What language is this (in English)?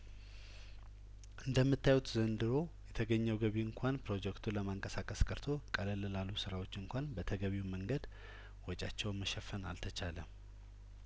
Amharic